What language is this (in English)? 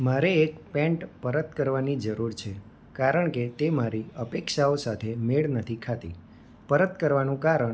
Gujarati